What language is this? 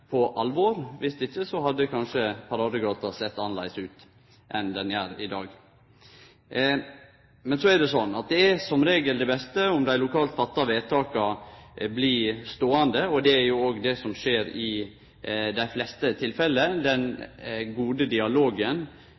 Norwegian Nynorsk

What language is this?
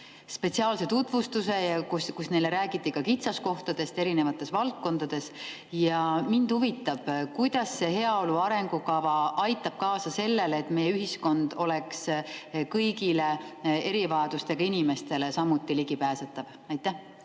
Estonian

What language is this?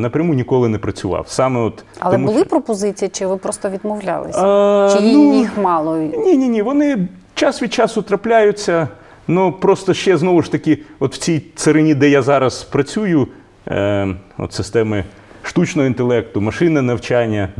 Ukrainian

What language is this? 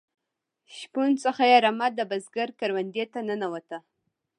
Pashto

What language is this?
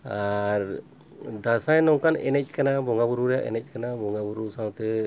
Santali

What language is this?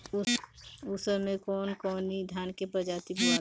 Bhojpuri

